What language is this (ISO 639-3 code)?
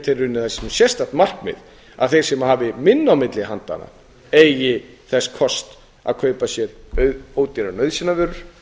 isl